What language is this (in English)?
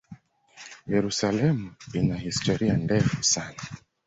Swahili